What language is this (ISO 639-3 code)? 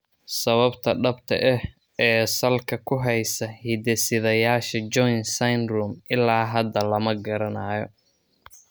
som